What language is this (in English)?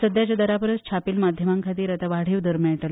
Konkani